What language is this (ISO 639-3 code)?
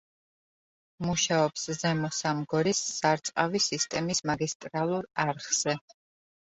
kat